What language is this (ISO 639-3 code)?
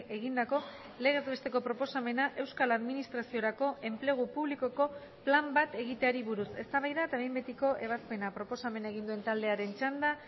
eus